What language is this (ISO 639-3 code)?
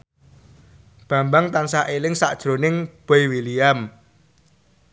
jav